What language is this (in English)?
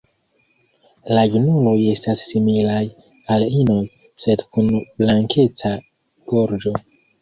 Esperanto